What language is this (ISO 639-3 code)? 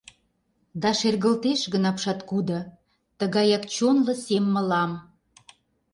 chm